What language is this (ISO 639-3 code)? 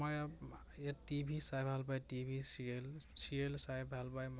asm